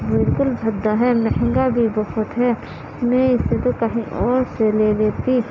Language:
Urdu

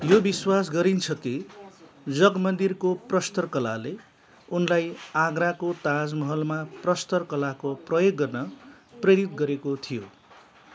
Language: Nepali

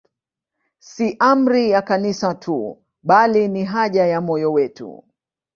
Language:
Swahili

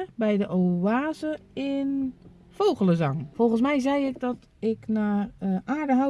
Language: Dutch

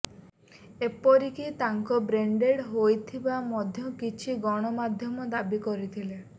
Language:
Odia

